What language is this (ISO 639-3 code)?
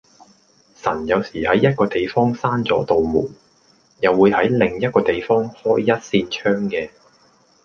yue